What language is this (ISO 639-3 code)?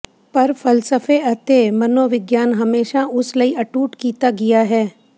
pan